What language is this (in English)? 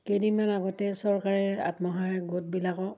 Assamese